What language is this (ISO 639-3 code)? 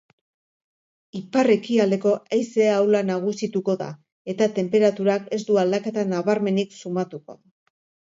eus